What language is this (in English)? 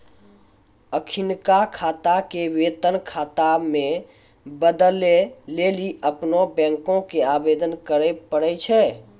Maithili